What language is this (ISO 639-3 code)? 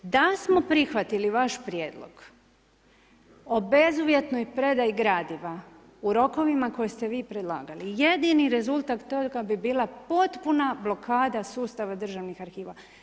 hrv